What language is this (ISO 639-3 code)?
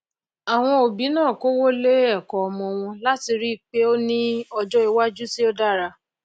yor